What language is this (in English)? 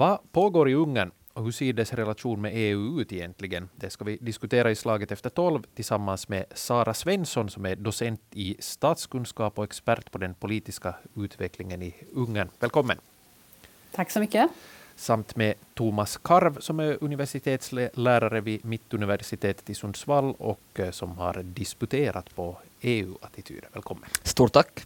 Swedish